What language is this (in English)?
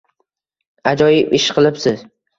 Uzbek